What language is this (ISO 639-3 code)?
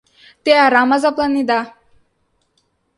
chm